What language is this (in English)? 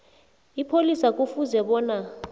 South Ndebele